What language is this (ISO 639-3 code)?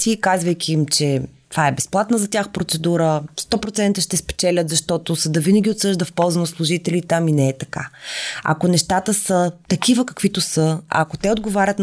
bul